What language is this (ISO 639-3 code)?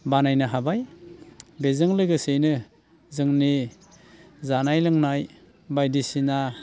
brx